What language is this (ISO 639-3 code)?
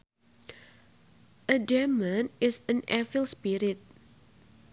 sun